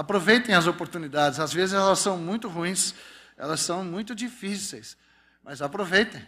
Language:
Portuguese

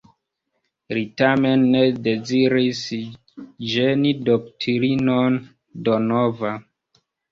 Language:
Esperanto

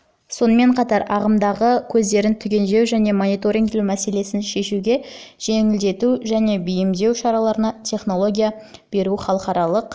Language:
Kazakh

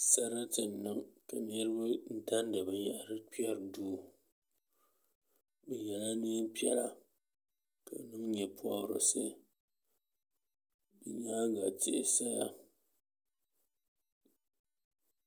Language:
Dagbani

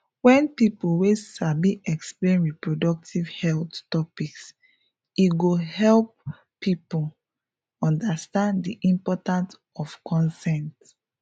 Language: Nigerian Pidgin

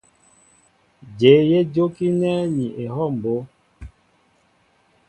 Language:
Mbo (Cameroon)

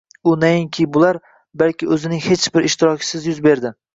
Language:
Uzbek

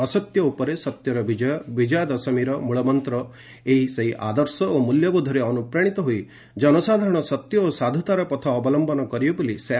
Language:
Odia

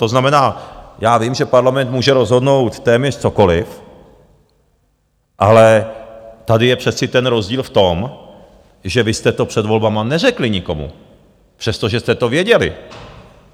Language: Czech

